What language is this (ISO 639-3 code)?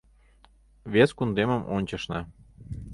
chm